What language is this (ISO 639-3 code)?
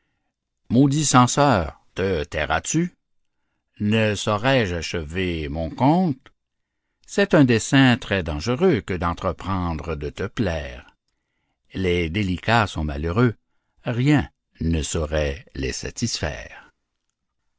fra